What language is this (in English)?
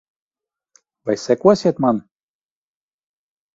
Latvian